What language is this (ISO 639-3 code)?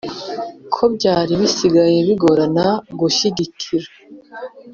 kin